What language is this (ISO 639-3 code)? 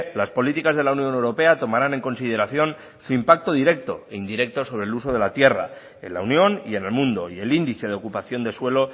spa